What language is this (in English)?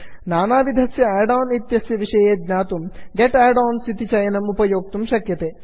Sanskrit